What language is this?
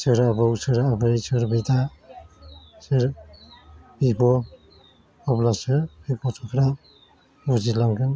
Bodo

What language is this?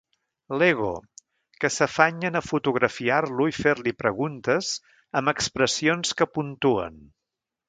Catalan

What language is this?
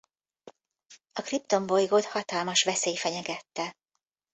Hungarian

